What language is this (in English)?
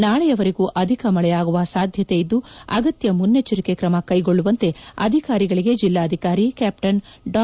Kannada